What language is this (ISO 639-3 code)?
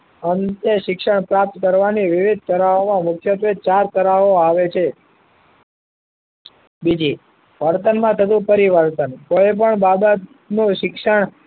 guj